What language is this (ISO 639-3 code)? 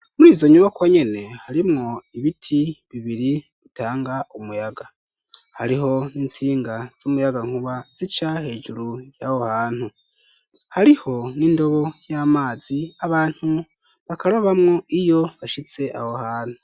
run